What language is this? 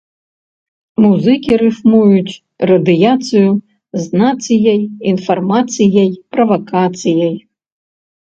Belarusian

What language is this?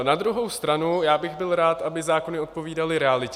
Czech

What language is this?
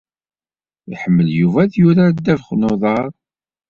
Kabyle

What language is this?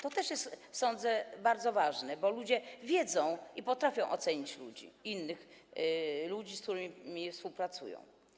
Polish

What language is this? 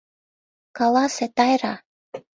Mari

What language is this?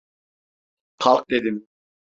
Turkish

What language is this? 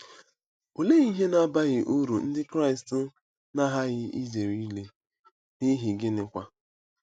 Igbo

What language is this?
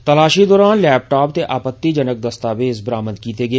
Dogri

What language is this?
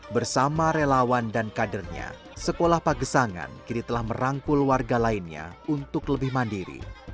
Indonesian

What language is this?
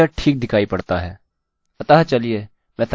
Hindi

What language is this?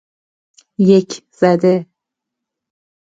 Persian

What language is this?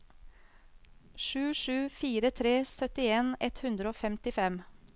Norwegian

